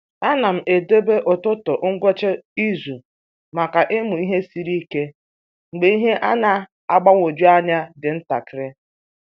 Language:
Igbo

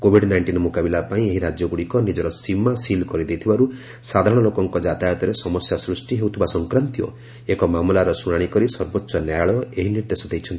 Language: Odia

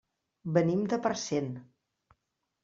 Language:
Catalan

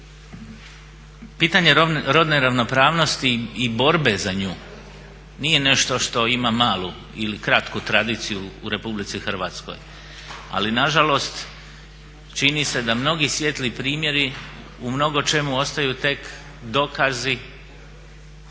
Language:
Croatian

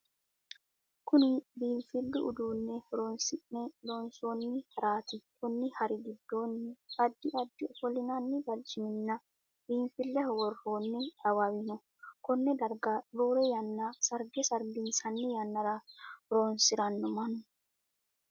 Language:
Sidamo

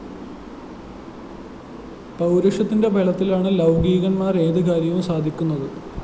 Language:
Malayalam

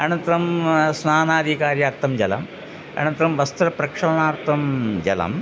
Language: Sanskrit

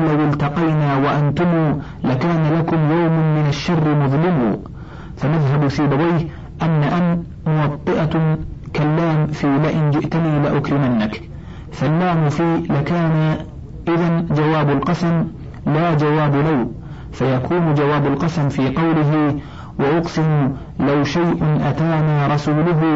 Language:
Arabic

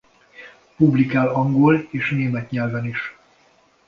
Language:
Hungarian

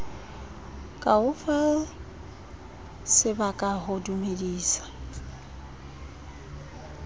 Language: Southern Sotho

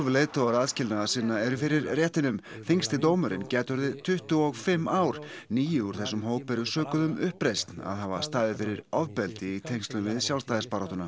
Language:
Icelandic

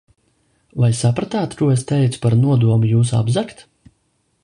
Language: Latvian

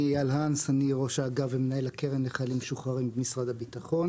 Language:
Hebrew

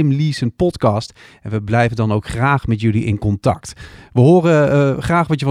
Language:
Dutch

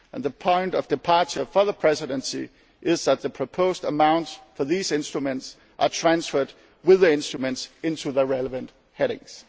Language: English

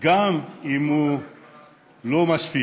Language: Hebrew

